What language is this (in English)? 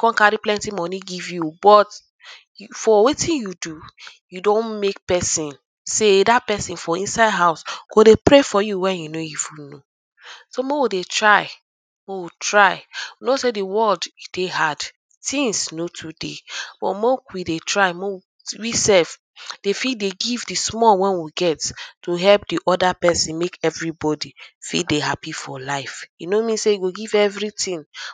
Nigerian Pidgin